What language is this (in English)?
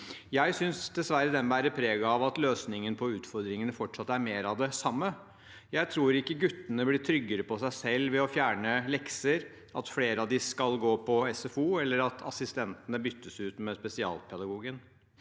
Norwegian